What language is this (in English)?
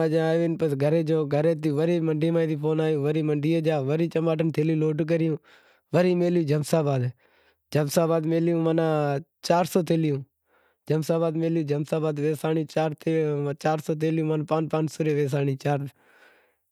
Wadiyara Koli